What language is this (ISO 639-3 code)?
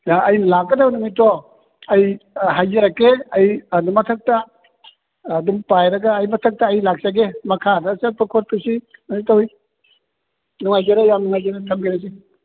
mni